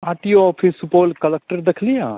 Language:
Maithili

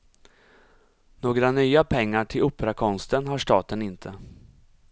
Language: Swedish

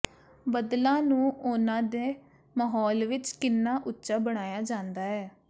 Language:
Punjabi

